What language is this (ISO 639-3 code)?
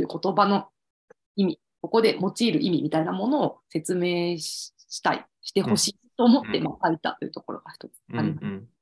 jpn